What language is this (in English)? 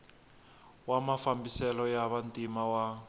Tsonga